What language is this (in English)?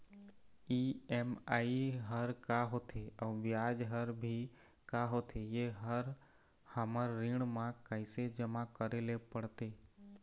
Chhattisgarhi